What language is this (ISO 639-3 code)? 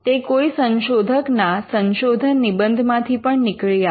guj